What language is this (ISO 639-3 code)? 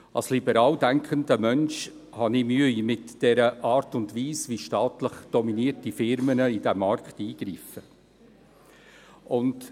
gsw